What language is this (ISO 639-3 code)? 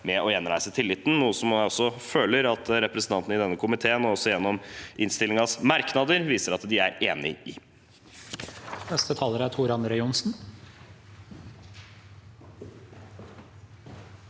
nor